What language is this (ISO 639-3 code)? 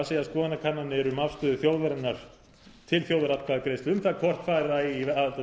isl